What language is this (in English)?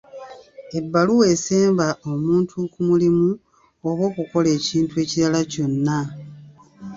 Ganda